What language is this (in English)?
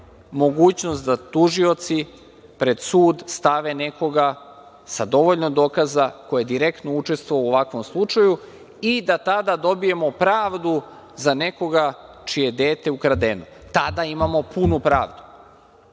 Serbian